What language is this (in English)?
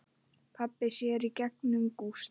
Icelandic